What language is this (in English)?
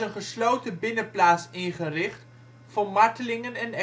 Dutch